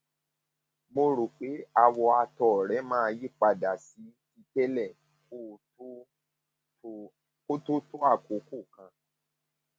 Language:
Yoruba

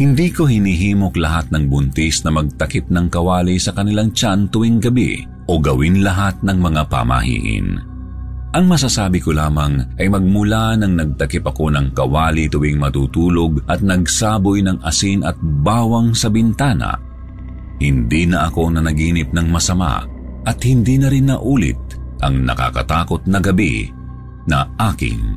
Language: Filipino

